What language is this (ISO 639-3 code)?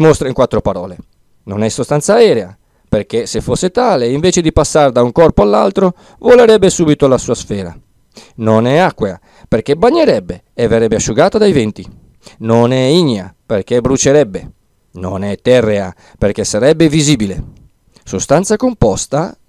ita